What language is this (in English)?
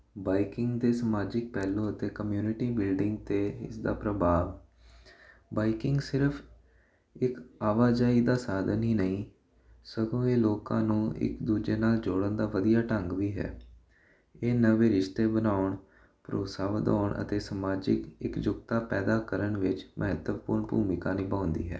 Punjabi